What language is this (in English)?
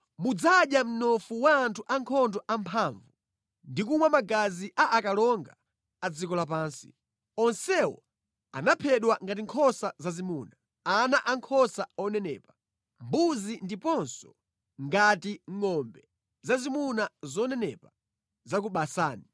Nyanja